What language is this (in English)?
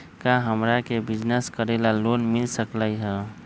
Magahi